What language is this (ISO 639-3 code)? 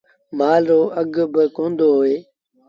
sbn